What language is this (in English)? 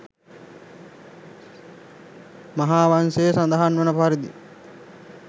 Sinhala